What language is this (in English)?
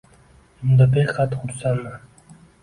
Uzbek